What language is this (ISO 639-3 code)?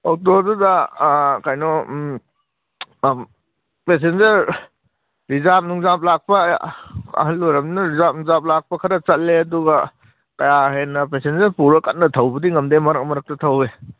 mni